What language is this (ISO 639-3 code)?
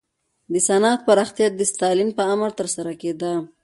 pus